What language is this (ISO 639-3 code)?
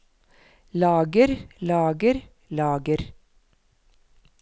nor